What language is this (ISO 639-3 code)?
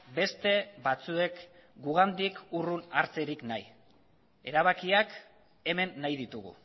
eus